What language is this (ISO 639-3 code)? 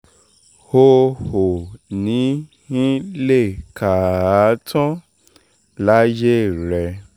yor